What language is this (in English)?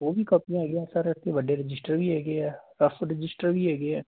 Punjabi